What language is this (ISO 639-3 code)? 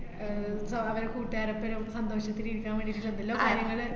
mal